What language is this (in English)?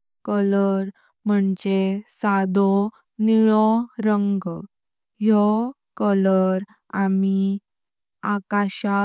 Konkani